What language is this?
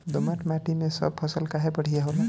Bhojpuri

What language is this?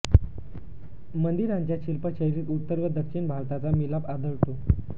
Marathi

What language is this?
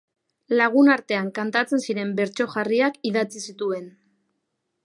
Basque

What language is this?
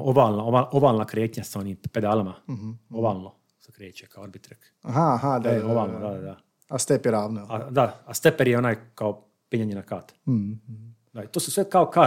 Croatian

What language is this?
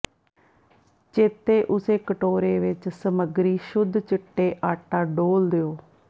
Punjabi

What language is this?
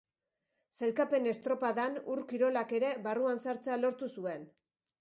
Basque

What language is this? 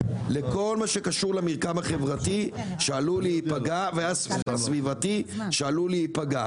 Hebrew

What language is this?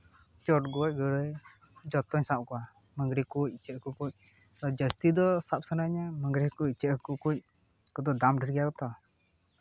Santali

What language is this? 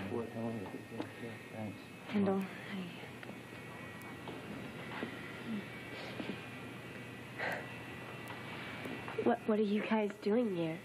English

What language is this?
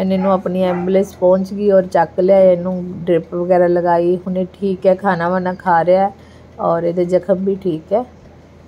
Punjabi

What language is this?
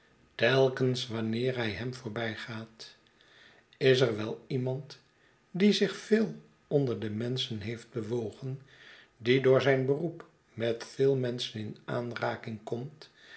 Dutch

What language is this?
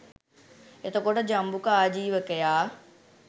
Sinhala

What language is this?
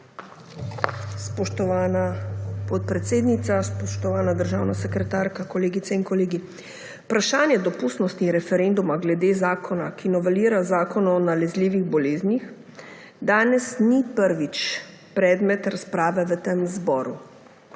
Slovenian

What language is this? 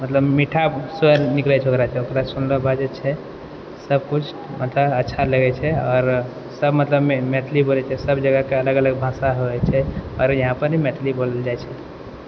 Maithili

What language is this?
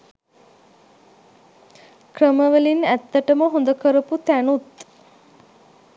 Sinhala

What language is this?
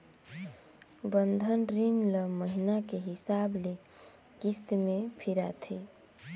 Chhattisgarhi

